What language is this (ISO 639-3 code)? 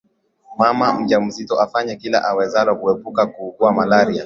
swa